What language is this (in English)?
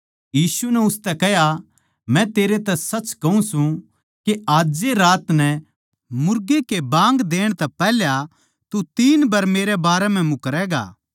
Haryanvi